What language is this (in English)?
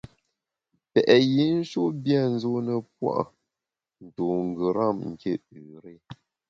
Bamun